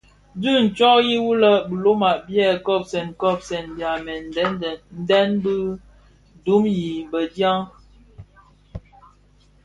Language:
Bafia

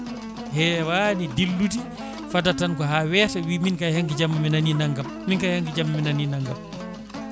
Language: Fula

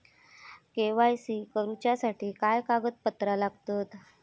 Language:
Marathi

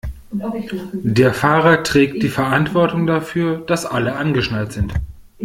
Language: German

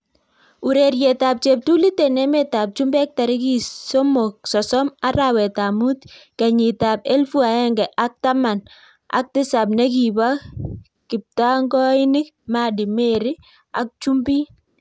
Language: Kalenjin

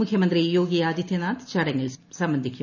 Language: Malayalam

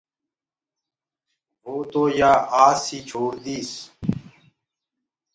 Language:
Gurgula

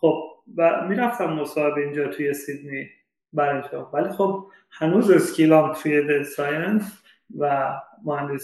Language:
Persian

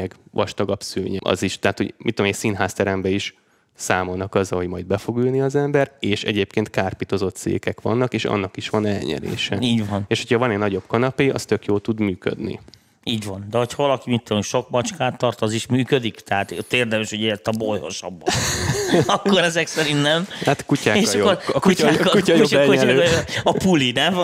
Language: Hungarian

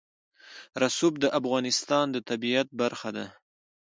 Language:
Pashto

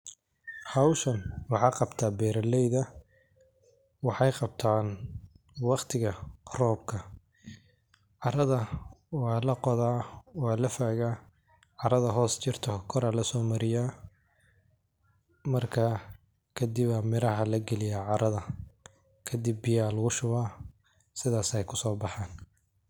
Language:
Somali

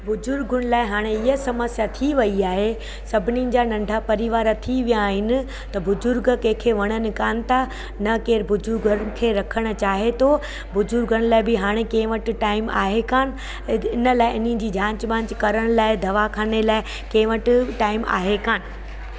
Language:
Sindhi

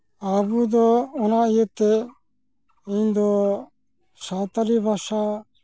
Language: Santali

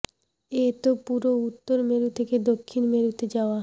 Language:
Bangla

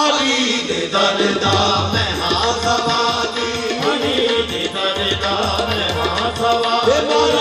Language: Arabic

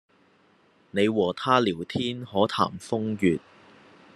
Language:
Cantonese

